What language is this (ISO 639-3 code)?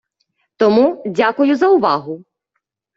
ukr